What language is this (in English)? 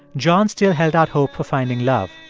English